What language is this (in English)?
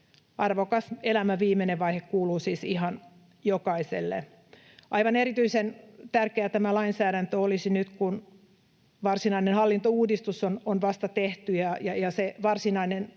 Finnish